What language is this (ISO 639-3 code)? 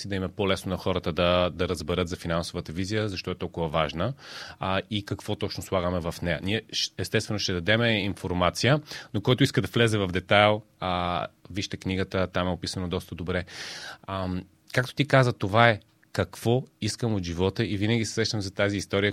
bul